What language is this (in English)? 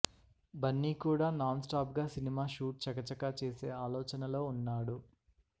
Telugu